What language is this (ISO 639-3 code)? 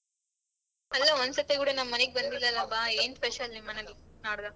kan